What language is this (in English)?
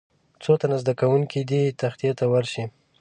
Pashto